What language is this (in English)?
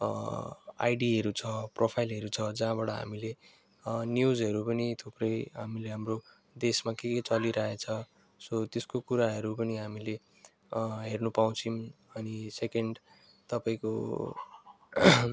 Nepali